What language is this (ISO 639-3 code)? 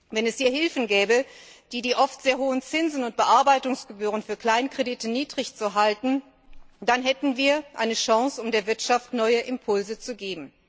deu